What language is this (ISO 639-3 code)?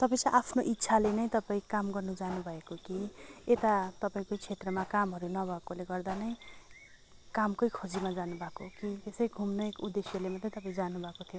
nep